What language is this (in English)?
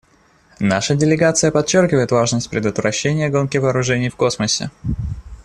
Russian